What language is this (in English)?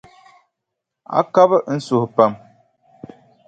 Dagbani